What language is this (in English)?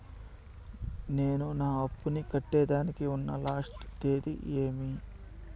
Telugu